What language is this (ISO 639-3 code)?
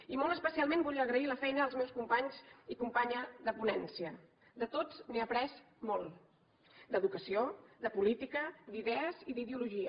cat